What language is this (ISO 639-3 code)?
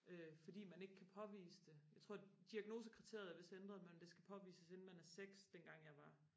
dan